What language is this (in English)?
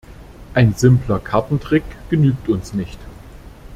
German